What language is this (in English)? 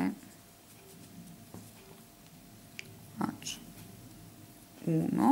Italian